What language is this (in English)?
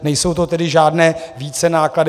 Czech